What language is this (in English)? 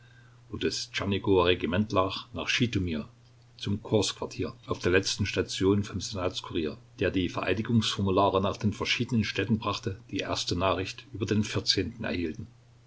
German